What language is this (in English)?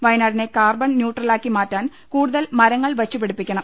Malayalam